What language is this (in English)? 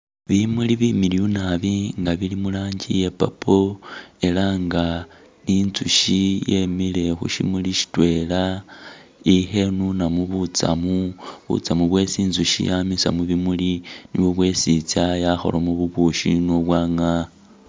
Masaaba